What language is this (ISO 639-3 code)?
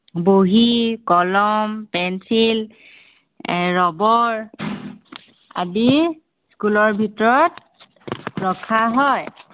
asm